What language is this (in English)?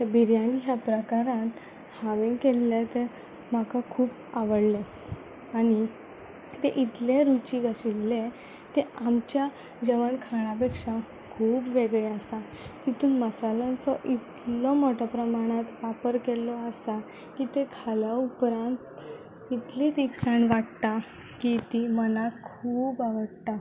Konkani